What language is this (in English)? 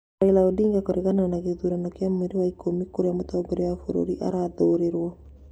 Kikuyu